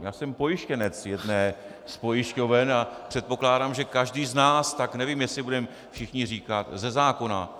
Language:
Czech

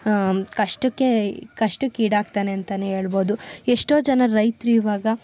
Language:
Kannada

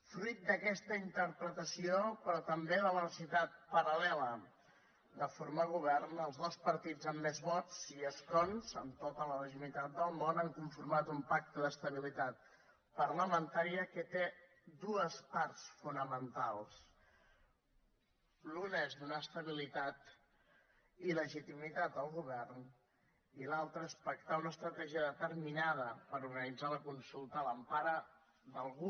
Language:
Catalan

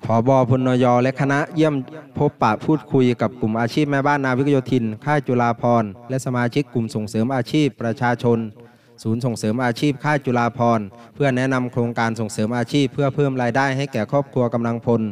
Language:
Thai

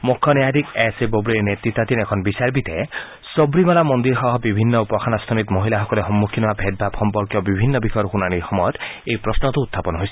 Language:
Assamese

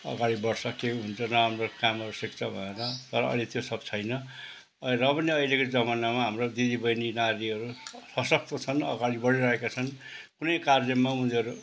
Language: Nepali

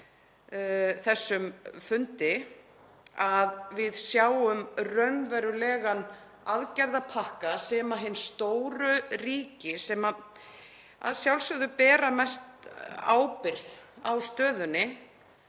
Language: Icelandic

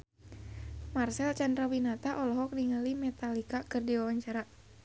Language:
Sundanese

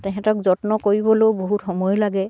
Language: Assamese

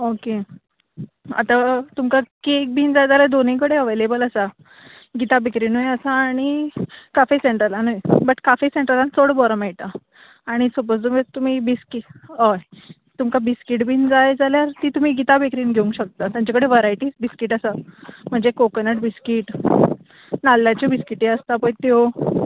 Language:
Konkani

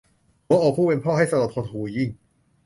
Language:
Thai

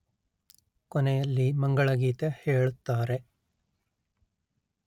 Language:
Kannada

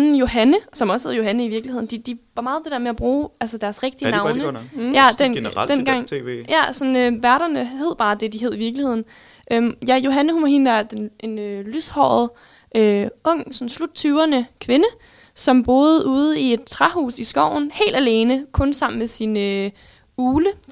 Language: Danish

